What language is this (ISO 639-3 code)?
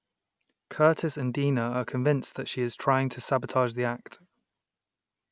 eng